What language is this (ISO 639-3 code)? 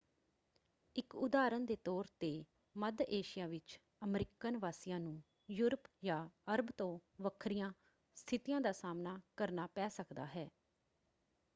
pan